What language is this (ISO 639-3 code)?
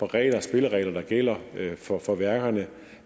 dan